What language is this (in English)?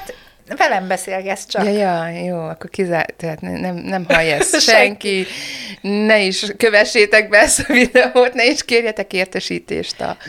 Hungarian